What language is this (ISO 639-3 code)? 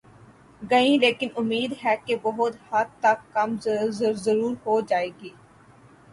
urd